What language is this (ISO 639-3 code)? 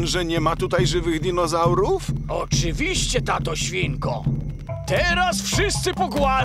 pol